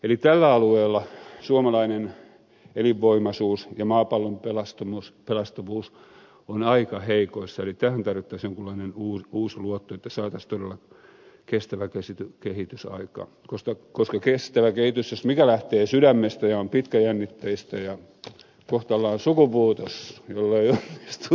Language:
Finnish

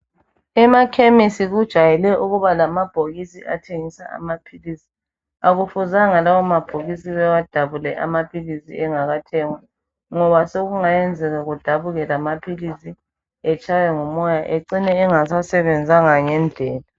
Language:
North Ndebele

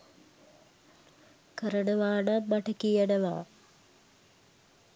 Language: Sinhala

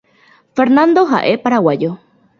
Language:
Guarani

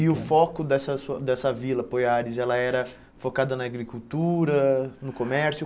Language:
Portuguese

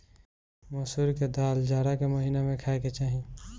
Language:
Bhojpuri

